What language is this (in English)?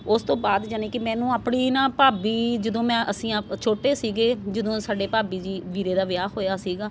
Punjabi